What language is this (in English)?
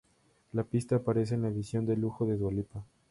Spanish